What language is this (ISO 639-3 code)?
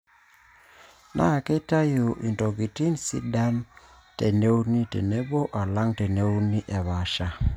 mas